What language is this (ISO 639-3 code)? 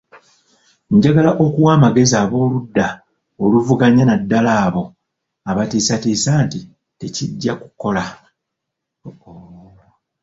lug